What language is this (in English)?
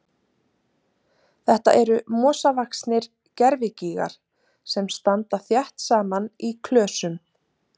Icelandic